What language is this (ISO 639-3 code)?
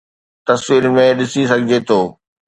snd